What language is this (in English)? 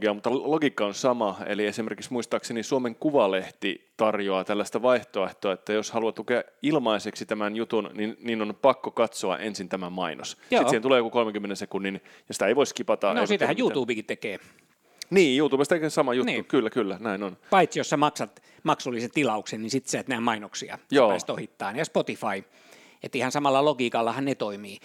Finnish